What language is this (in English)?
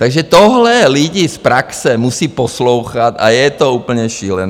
Czech